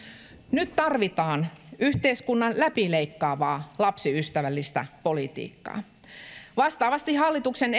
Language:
Finnish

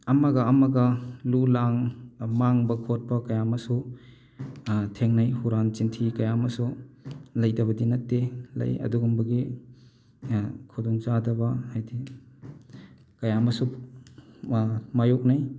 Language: Manipuri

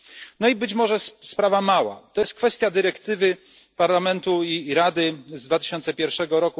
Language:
Polish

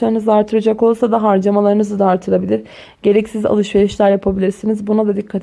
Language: Turkish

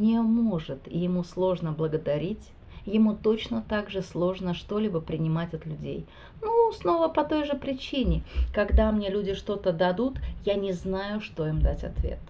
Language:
Russian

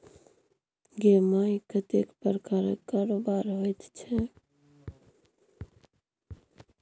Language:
Maithili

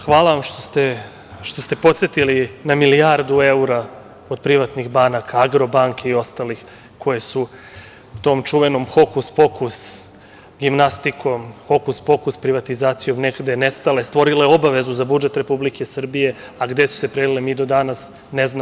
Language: Serbian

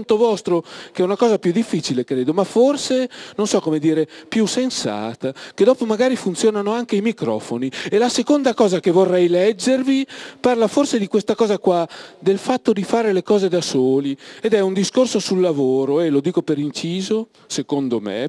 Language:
Italian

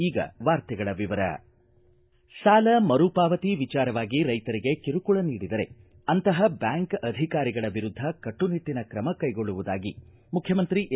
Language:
Kannada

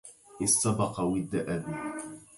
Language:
Arabic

